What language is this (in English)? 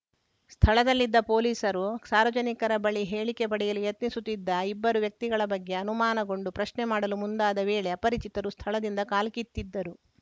Kannada